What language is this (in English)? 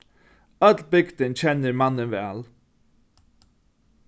Faroese